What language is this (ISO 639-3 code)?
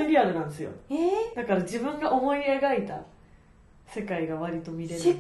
jpn